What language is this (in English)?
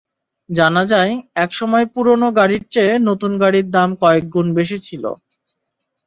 Bangla